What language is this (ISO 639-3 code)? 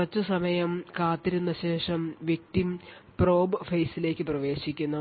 mal